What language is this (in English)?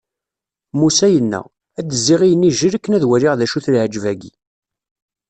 Kabyle